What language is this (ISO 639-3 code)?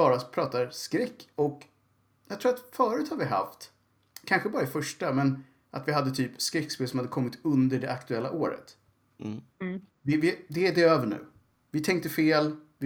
swe